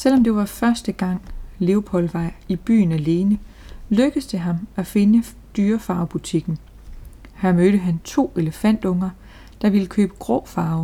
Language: Danish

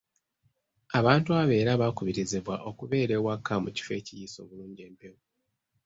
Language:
Ganda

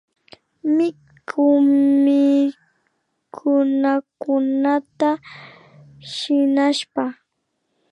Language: Imbabura Highland Quichua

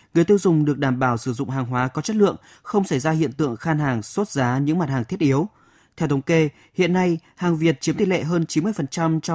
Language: Vietnamese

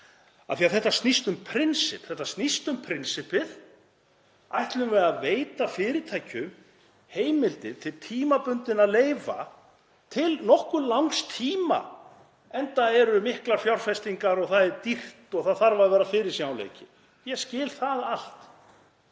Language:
Icelandic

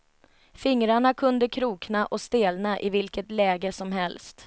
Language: Swedish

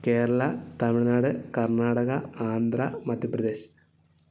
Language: Malayalam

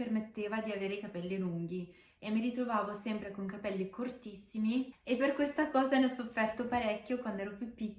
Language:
Italian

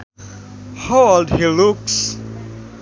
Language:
Sundanese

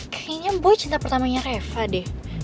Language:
Indonesian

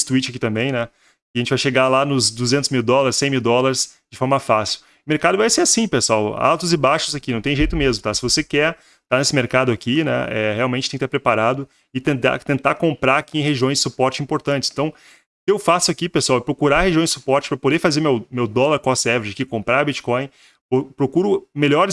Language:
Portuguese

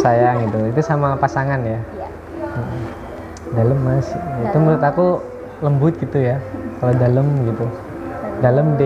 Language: Indonesian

